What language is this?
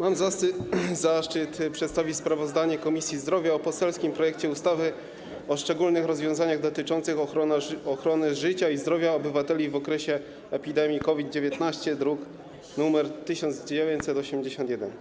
Polish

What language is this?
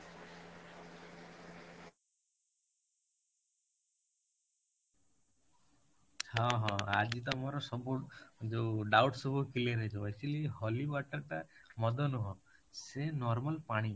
Odia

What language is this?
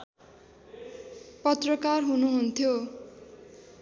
Nepali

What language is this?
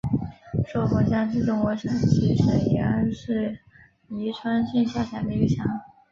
Chinese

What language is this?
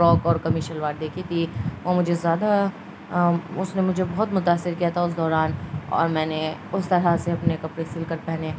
Urdu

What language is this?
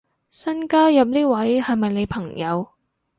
Cantonese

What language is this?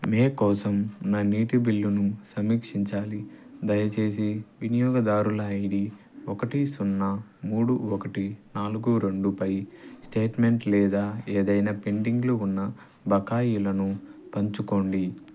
Telugu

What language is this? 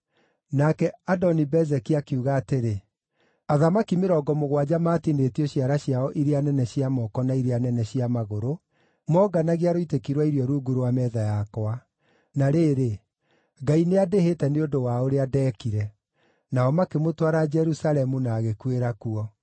Kikuyu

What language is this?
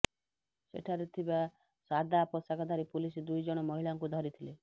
Odia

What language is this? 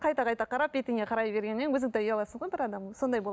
Kazakh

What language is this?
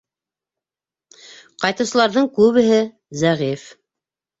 Bashkir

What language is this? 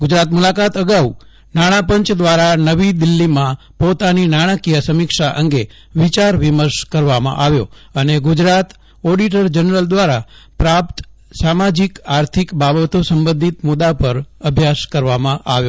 Gujarati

